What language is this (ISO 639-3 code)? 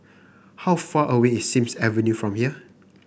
eng